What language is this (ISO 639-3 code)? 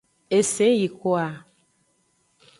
ajg